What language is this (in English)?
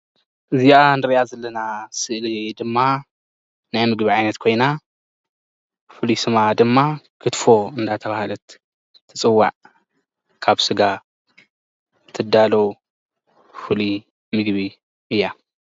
Tigrinya